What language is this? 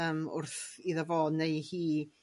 Welsh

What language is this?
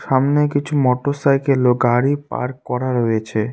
Bangla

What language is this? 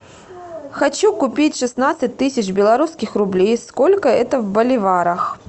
Russian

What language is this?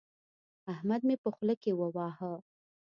Pashto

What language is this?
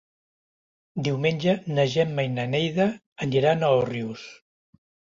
Catalan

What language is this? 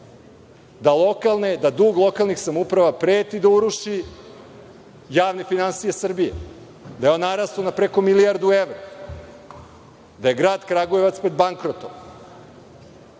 Serbian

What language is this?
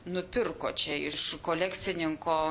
Lithuanian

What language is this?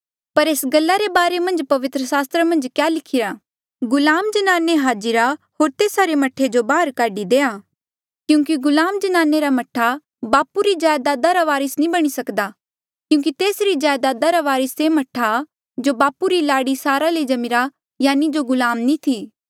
Mandeali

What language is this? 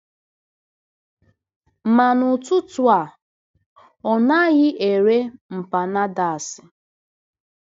Igbo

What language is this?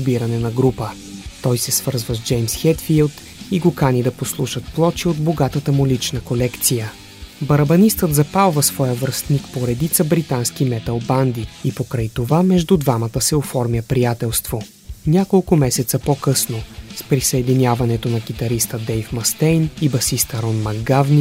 Bulgarian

